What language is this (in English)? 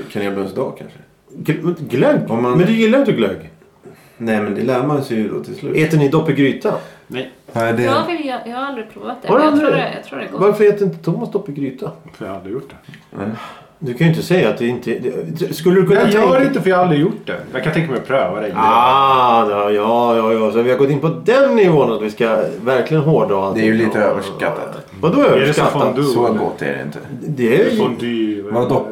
Swedish